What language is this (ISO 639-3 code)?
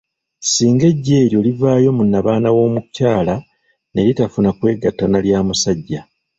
lug